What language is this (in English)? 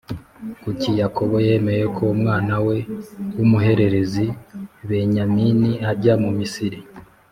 Kinyarwanda